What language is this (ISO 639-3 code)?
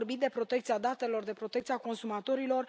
ron